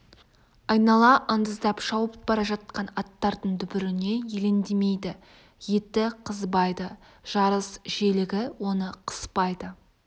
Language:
Kazakh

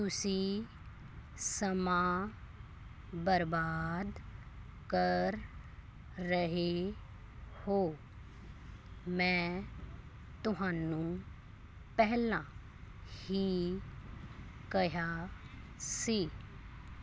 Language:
Punjabi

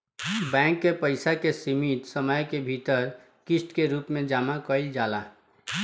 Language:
Bhojpuri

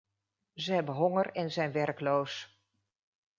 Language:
Dutch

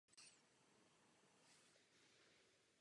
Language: Czech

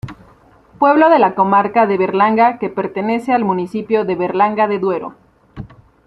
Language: Spanish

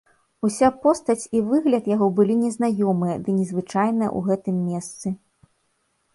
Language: Belarusian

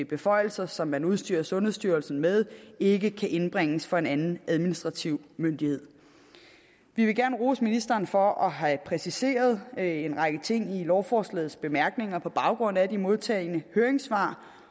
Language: Danish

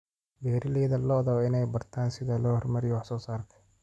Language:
Somali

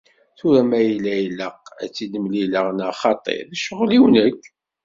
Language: Kabyle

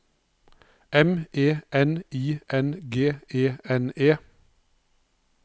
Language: Norwegian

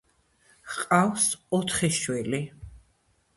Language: Georgian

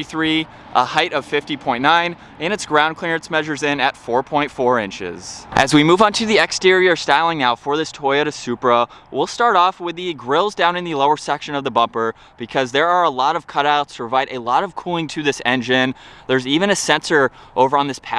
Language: English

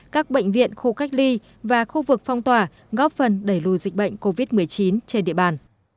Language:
Vietnamese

